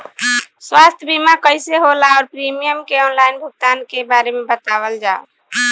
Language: Bhojpuri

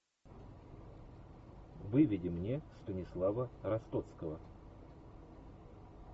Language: Russian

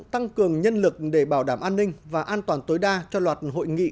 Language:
Vietnamese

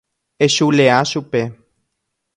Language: Guarani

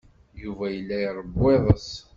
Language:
Kabyle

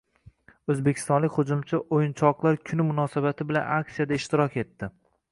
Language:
Uzbek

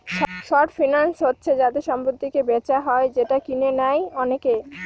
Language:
Bangla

